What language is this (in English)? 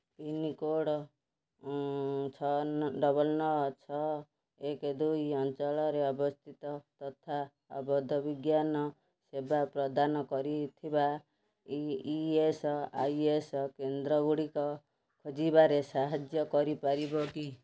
Odia